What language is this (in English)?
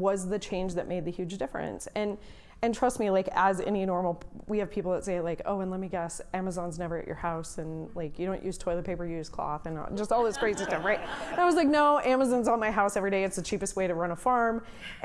English